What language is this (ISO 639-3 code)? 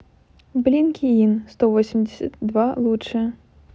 rus